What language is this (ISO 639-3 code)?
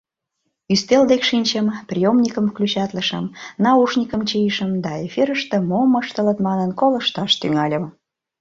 chm